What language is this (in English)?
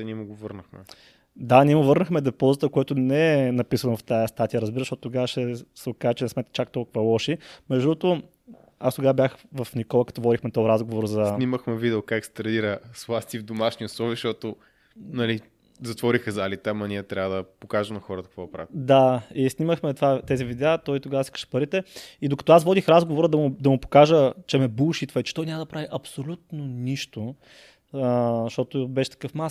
Bulgarian